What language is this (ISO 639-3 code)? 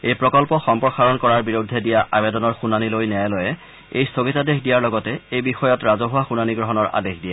asm